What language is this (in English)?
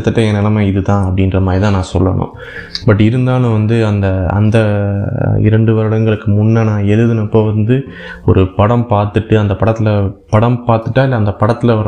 Tamil